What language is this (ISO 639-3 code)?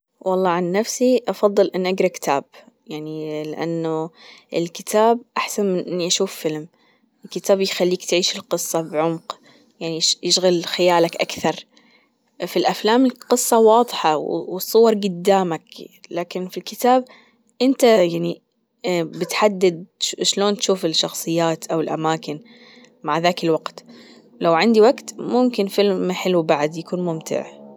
afb